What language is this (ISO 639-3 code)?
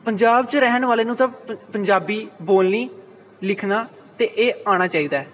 pan